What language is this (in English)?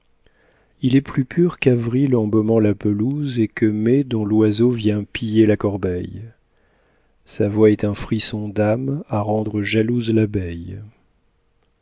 French